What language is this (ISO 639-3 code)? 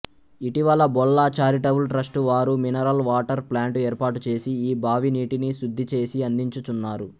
tel